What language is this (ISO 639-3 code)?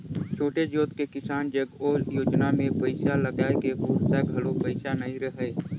hne